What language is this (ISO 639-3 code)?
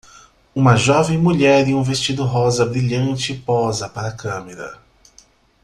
por